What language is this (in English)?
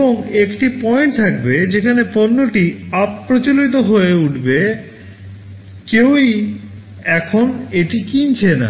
Bangla